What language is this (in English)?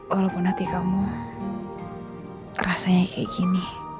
Indonesian